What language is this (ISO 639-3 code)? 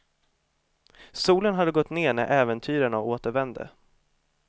swe